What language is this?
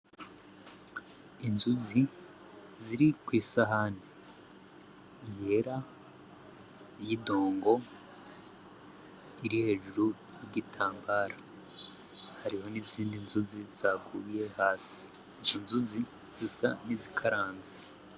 Rundi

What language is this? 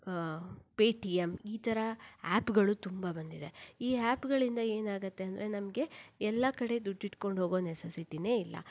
Kannada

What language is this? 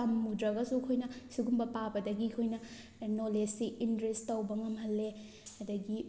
Manipuri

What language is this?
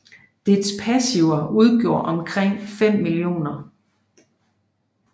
Danish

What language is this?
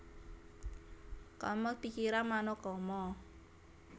Javanese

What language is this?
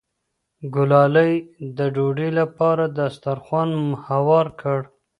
Pashto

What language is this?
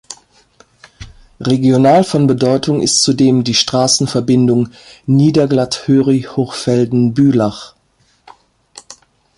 German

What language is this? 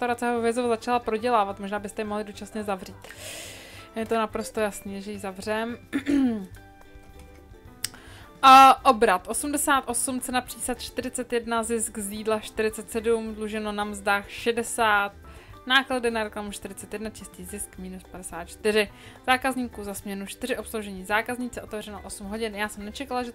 Czech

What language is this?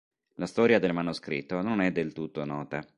Italian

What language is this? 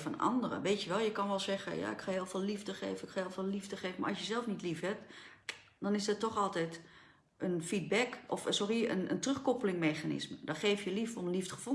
Dutch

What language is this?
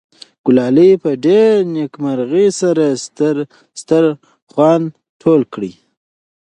Pashto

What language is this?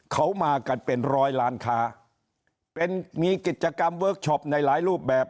Thai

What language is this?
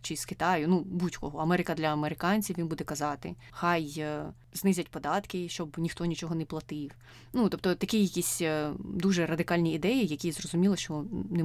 Ukrainian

